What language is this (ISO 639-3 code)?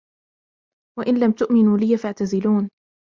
ara